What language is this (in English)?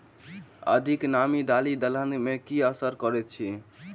Maithili